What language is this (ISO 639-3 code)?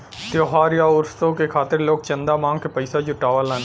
bho